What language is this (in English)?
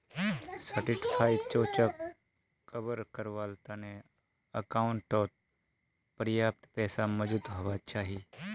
Magahi